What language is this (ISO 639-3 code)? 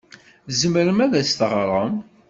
kab